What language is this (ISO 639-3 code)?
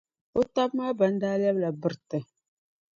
dag